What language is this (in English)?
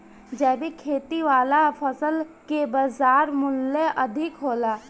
Bhojpuri